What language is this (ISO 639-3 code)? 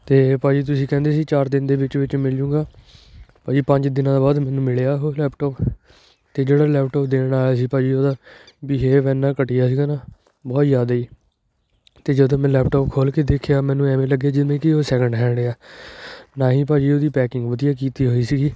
pan